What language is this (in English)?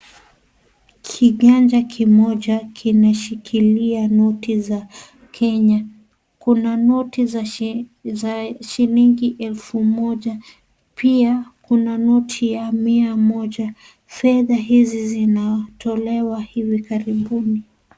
Swahili